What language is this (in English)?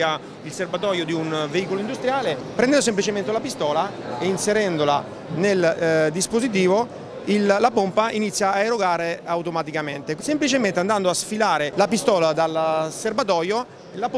Italian